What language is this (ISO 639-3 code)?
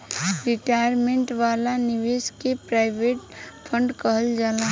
bho